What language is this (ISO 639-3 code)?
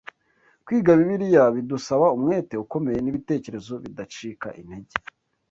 kin